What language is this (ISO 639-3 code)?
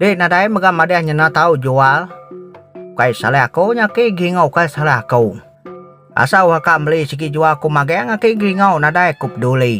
tha